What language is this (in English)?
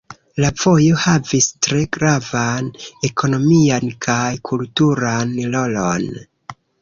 Esperanto